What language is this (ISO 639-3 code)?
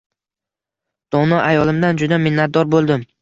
uzb